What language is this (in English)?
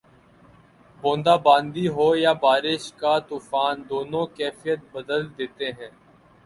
Urdu